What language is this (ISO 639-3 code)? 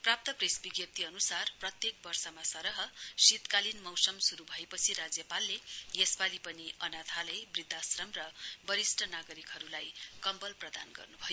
nep